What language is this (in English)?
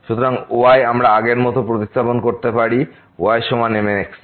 Bangla